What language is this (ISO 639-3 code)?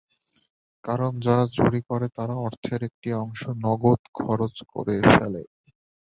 ben